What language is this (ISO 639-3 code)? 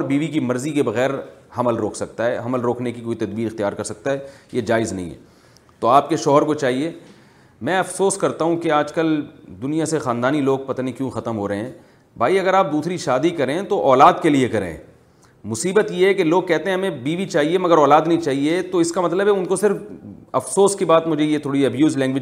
urd